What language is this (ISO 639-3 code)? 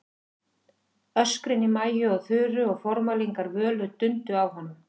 isl